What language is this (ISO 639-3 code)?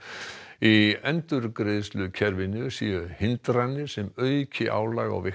isl